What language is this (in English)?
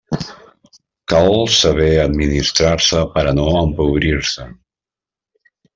Catalan